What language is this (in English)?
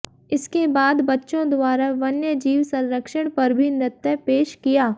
Hindi